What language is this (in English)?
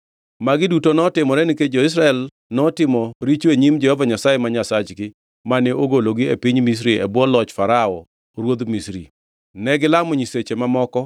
Luo (Kenya and Tanzania)